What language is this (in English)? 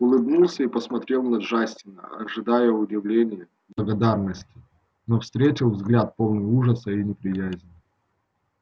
Russian